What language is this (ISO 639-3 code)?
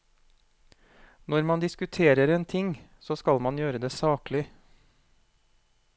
nor